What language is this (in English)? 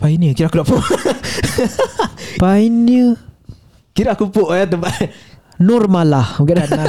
Malay